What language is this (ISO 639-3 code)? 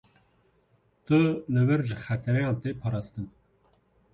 kur